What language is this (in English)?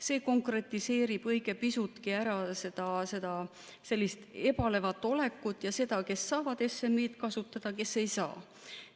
Estonian